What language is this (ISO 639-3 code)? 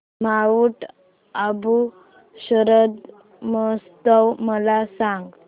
mar